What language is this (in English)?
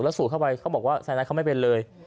Thai